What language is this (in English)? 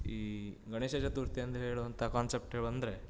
Kannada